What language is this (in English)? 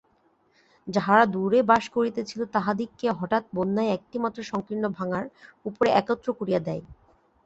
Bangla